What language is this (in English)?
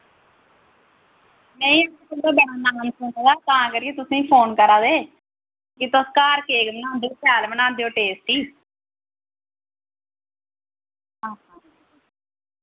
Dogri